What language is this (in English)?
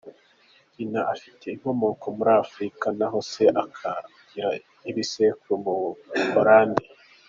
Kinyarwanda